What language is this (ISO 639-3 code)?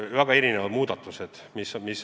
est